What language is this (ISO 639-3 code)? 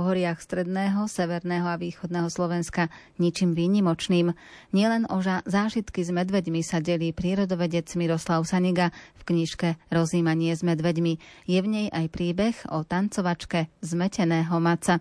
slk